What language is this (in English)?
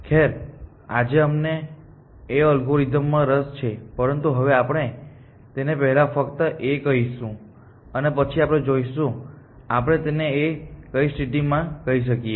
Gujarati